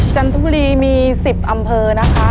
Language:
Thai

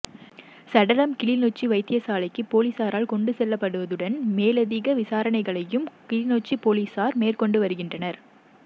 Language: Tamil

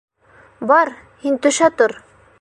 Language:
Bashkir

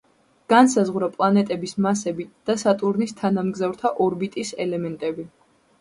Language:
Georgian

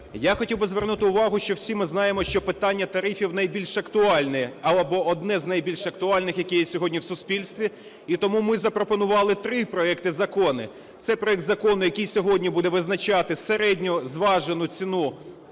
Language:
Ukrainian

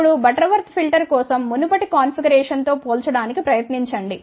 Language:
Telugu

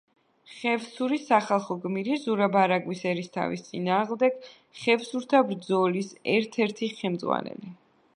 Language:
Georgian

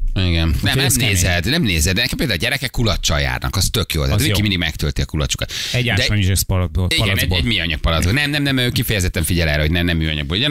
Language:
Hungarian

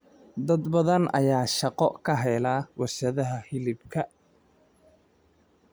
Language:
Somali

